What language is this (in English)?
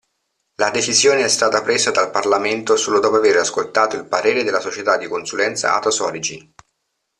Italian